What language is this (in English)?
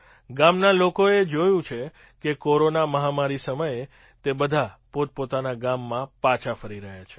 Gujarati